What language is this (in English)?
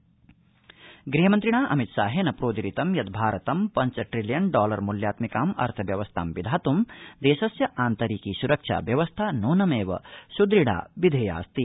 Sanskrit